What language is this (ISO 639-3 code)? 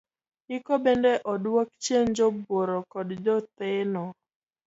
luo